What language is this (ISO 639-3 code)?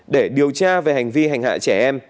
vie